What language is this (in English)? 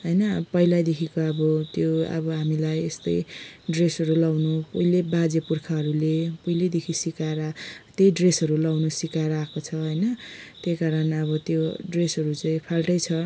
Nepali